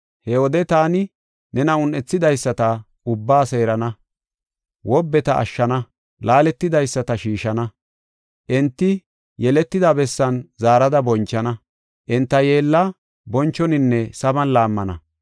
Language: Gofa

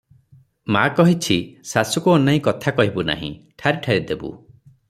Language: Odia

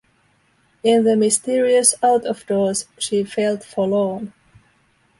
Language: English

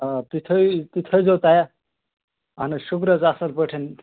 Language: Kashmiri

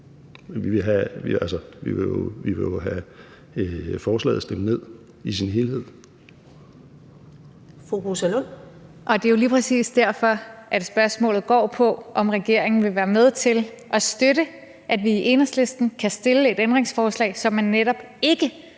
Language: Danish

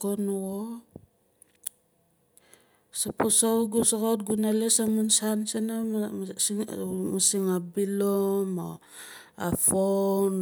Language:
Nalik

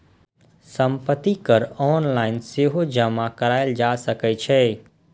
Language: Maithili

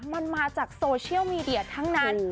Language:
Thai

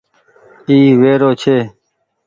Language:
Goaria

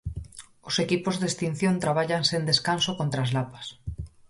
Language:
Galician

